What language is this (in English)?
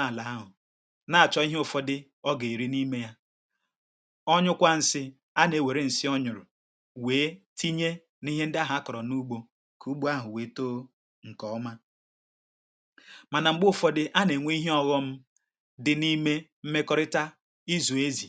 Igbo